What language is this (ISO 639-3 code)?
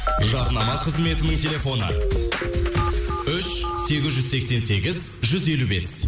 kaz